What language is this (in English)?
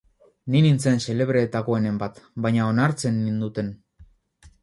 Basque